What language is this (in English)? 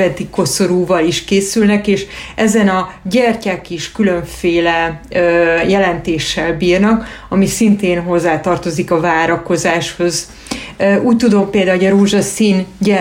Hungarian